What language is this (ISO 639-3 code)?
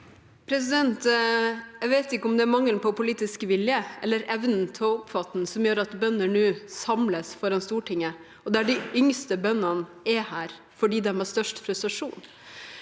nor